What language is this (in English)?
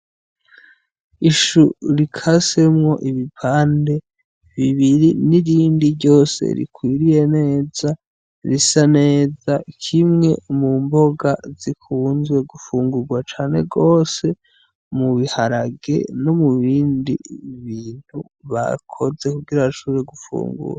Rundi